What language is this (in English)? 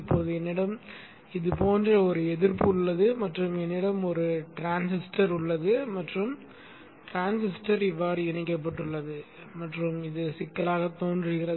Tamil